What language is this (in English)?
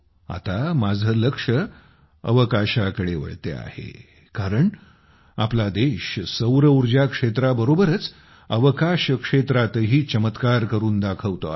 Marathi